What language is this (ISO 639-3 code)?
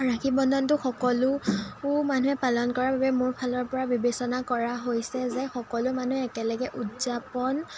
asm